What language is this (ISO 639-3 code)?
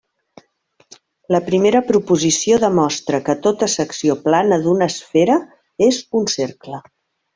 cat